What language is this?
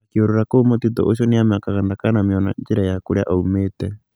Kikuyu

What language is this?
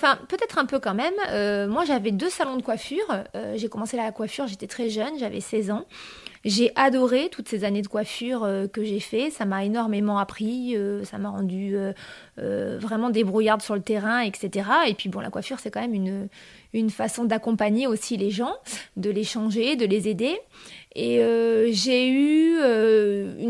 French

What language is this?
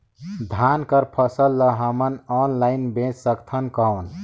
Chhattisgarhi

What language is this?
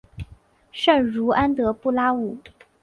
Chinese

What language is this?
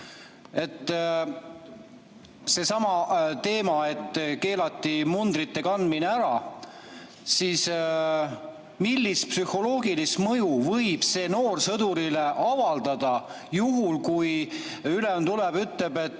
Estonian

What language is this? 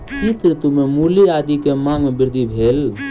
Maithili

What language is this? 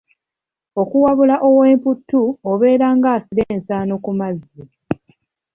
Ganda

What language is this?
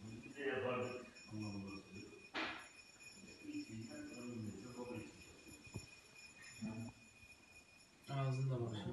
Turkish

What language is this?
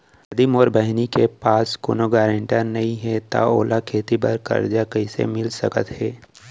Chhattisgarhi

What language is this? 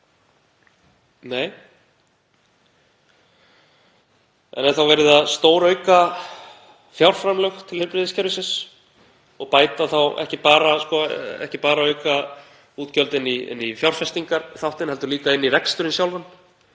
Icelandic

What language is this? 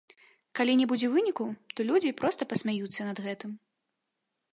Belarusian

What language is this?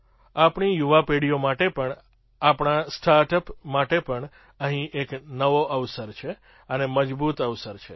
Gujarati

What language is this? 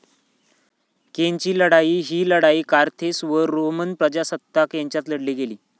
Marathi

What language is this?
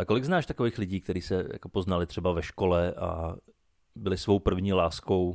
Czech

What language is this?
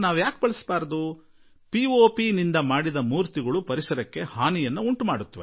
Kannada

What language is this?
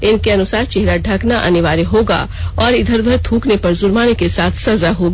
Hindi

